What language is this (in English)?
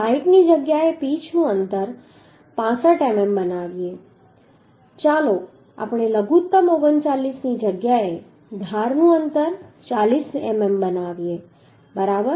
Gujarati